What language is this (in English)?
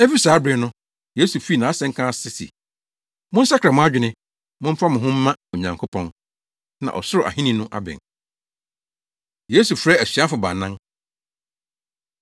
Akan